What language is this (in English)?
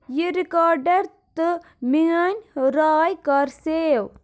Kashmiri